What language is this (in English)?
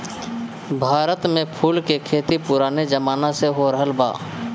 Bhojpuri